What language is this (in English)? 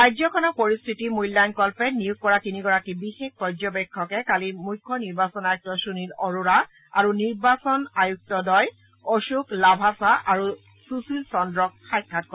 Assamese